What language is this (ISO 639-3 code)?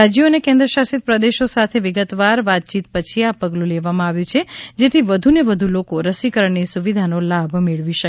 guj